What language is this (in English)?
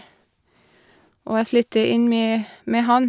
Norwegian